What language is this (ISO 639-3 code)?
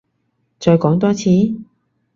yue